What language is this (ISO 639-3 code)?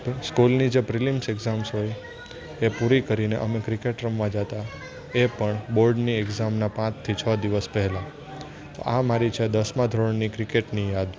guj